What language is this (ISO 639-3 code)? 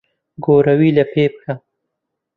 ckb